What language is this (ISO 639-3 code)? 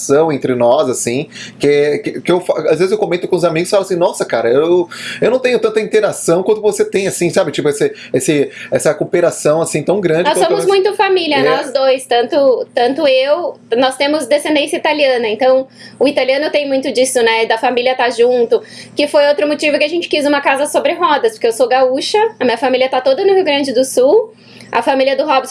por